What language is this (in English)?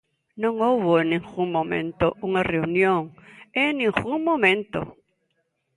Galician